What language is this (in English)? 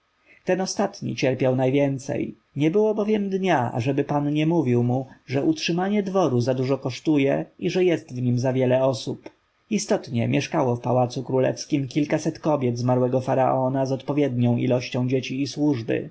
Polish